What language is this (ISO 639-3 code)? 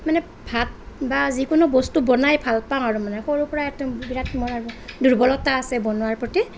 asm